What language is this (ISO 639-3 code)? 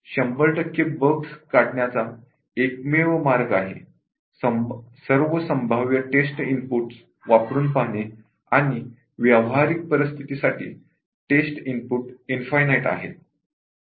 mar